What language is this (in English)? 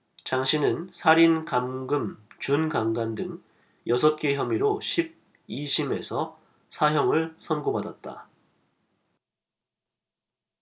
Korean